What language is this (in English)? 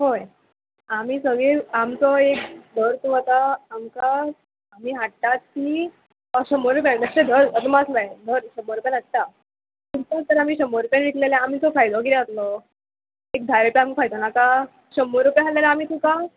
Konkani